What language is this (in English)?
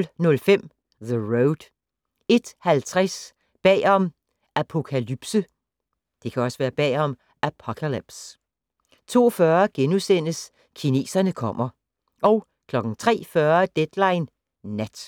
Danish